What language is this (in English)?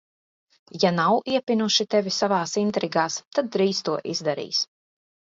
Latvian